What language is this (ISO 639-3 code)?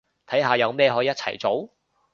yue